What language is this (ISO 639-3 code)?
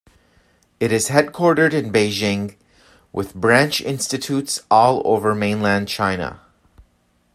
eng